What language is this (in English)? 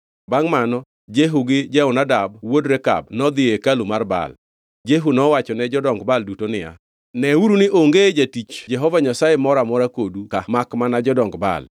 Luo (Kenya and Tanzania)